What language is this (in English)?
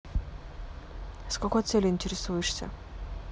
Russian